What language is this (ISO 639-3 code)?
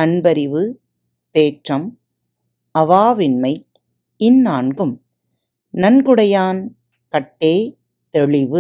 tam